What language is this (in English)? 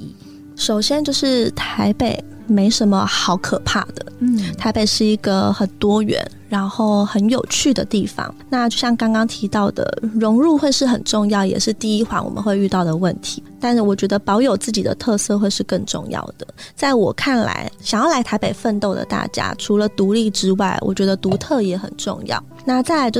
Chinese